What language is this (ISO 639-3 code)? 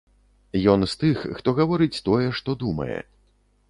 bel